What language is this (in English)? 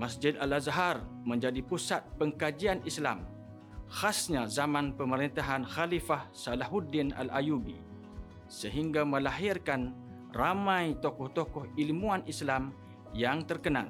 Malay